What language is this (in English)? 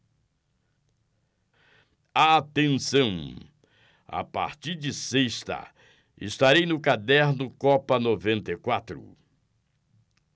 Portuguese